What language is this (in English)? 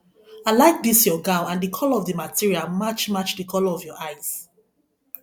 Nigerian Pidgin